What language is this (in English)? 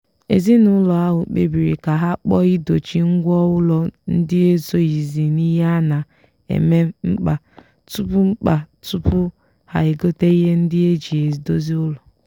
Igbo